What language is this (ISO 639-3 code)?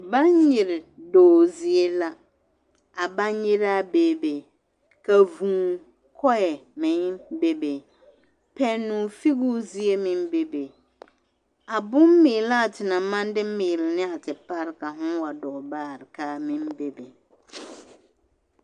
dga